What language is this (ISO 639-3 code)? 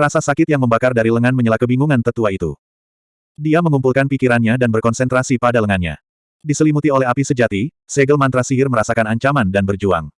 ind